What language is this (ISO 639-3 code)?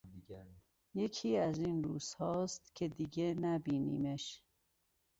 fas